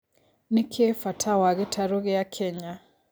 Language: Kikuyu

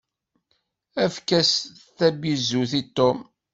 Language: Kabyle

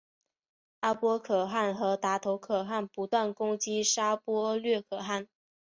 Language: Chinese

